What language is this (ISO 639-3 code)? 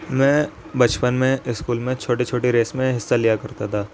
urd